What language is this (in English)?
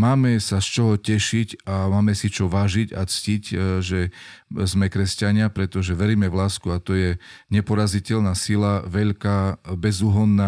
Slovak